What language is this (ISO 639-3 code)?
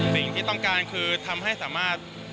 tha